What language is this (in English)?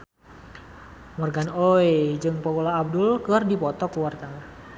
Sundanese